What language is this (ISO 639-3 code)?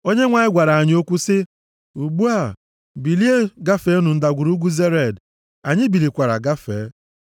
ibo